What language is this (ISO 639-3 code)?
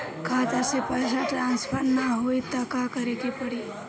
bho